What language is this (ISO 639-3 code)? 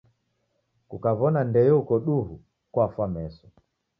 dav